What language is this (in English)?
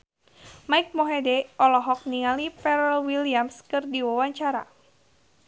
Sundanese